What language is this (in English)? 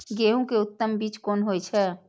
Maithili